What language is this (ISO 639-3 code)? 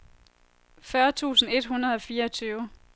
dan